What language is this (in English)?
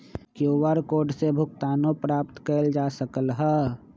Magahi